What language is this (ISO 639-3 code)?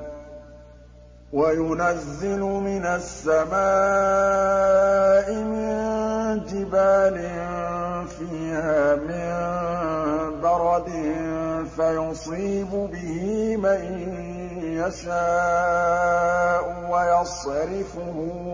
ara